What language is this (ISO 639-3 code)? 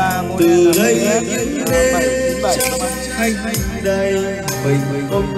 vie